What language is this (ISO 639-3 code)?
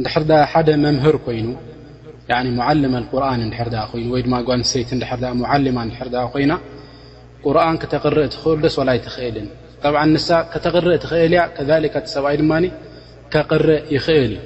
ara